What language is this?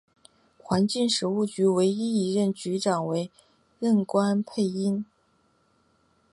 Chinese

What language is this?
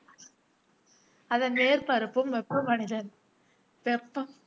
Tamil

